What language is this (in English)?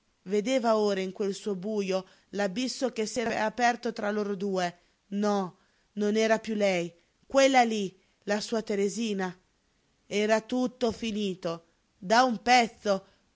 Italian